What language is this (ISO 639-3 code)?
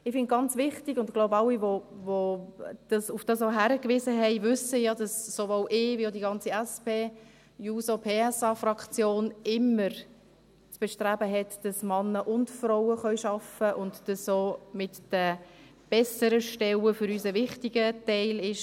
gsw